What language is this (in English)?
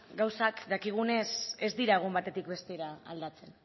Basque